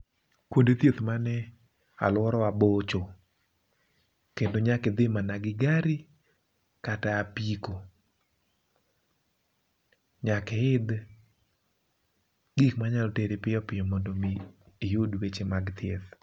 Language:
Luo (Kenya and Tanzania)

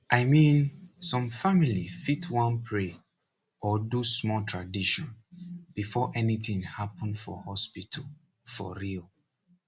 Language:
Nigerian Pidgin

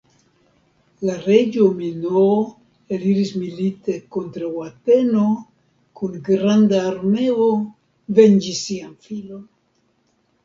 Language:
Esperanto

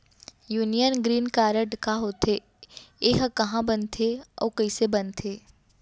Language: Chhattisgarhi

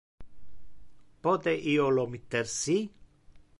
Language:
Interlingua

